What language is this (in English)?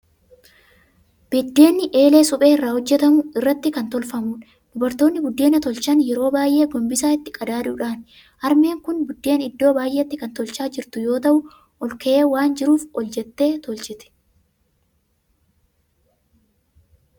Oromo